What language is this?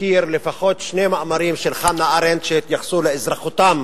Hebrew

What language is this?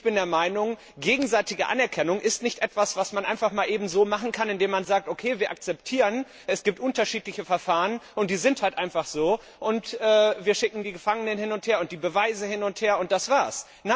German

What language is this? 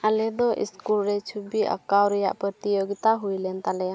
Santali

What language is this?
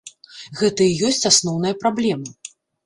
Belarusian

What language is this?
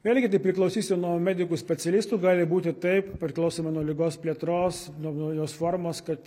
Lithuanian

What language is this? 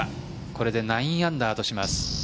Japanese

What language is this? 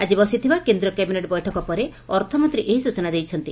Odia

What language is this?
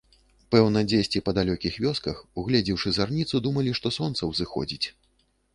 Belarusian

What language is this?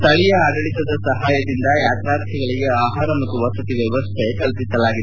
Kannada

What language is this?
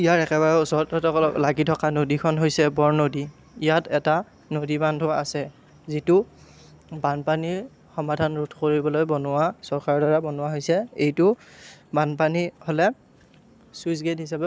Assamese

